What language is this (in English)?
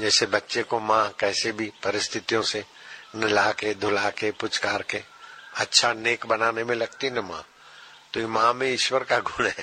Hindi